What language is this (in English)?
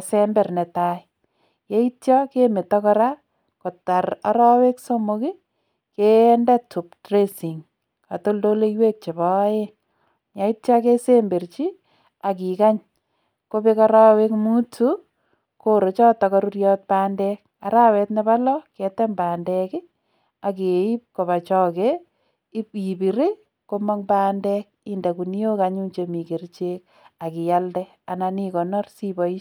Kalenjin